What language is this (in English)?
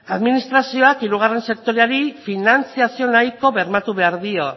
Basque